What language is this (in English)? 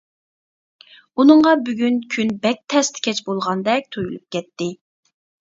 Uyghur